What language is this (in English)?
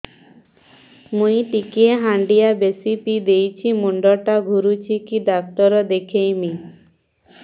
Odia